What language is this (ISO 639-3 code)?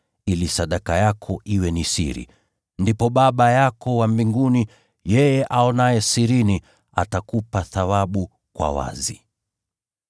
swa